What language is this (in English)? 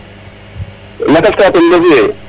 Serer